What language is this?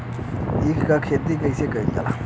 Bhojpuri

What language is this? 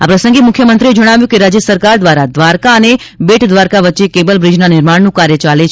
Gujarati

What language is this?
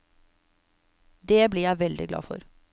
Norwegian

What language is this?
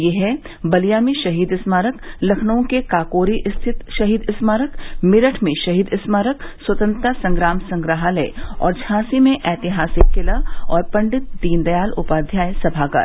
Hindi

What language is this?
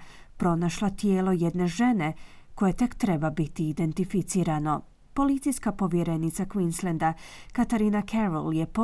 Croatian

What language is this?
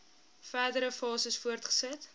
Afrikaans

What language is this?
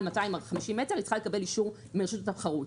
Hebrew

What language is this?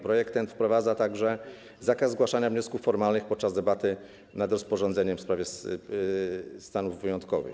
Polish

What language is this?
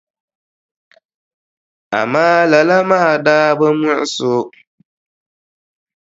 Dagbani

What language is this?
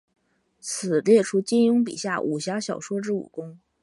Chinese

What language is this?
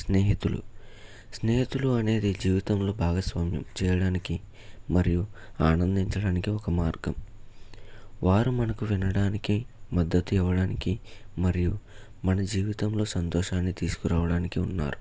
Telugu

